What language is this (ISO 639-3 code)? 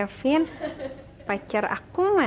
ind